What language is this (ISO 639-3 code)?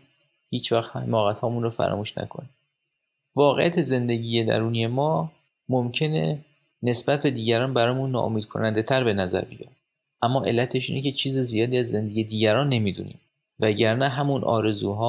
fas